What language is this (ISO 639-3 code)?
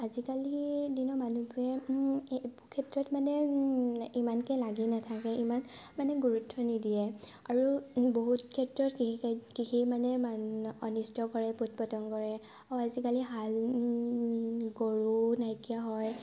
asm